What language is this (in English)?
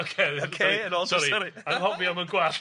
Welsh